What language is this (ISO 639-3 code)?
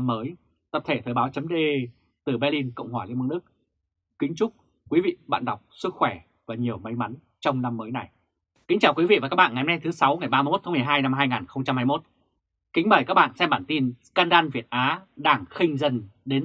vie